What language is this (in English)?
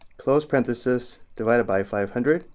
English